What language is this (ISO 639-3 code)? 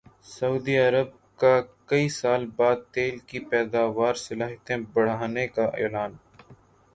urd